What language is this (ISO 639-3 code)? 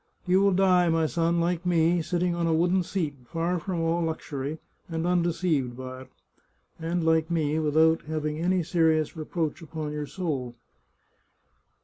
eng